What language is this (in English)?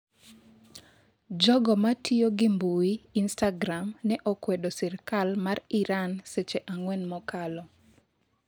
Luo (Kenya and Tanzania)